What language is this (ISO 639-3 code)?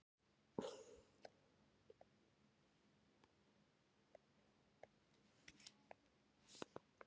isl